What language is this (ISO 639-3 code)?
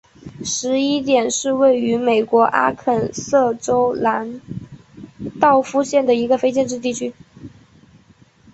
zho